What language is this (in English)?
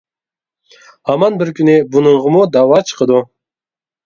Uyghur